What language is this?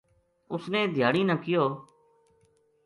Gujari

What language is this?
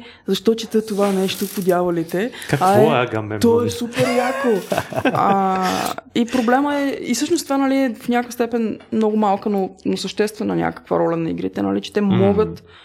Bulgarian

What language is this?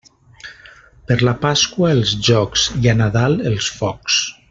Catalan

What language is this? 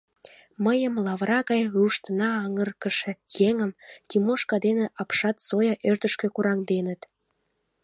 Mari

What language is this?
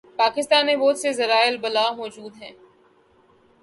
Urdu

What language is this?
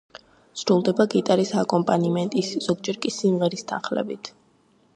Georgian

